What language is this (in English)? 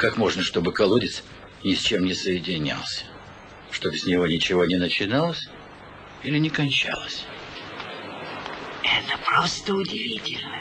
Russian